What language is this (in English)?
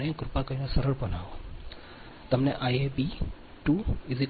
Gujarati